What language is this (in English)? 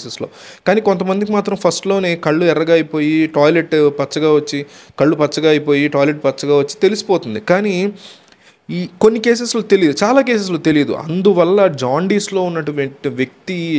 Telugu